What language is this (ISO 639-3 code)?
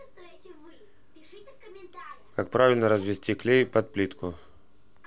rus